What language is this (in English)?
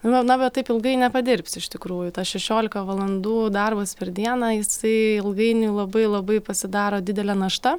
Lithuanian